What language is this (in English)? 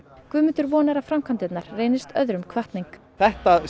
Icelandic